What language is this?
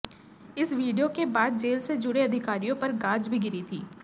Hindi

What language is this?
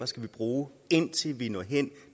Danish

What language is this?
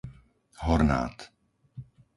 Slovak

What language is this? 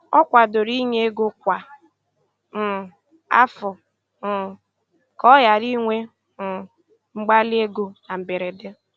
Igbo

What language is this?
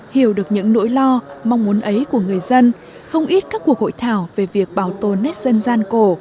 Vietnamese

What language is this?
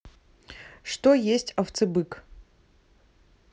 Russian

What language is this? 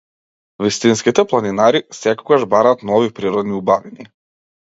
Macedonian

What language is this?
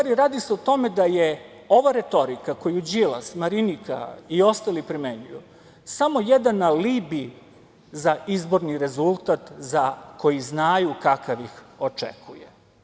Serbian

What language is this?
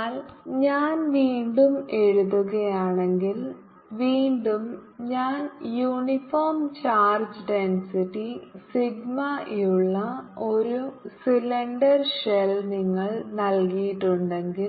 Malayalam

